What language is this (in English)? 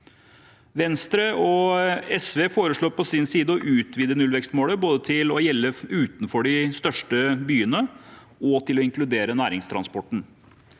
Norwegian